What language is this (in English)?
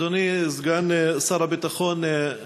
Hebrew